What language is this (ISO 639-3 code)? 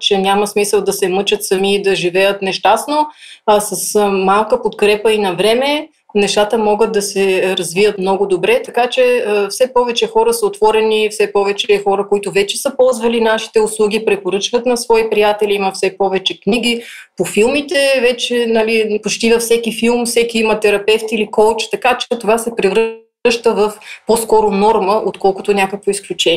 bul